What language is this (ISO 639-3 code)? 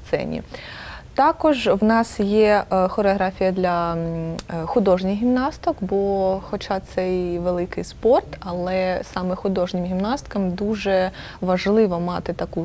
ukr